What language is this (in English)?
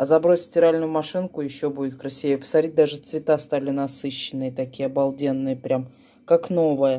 Russian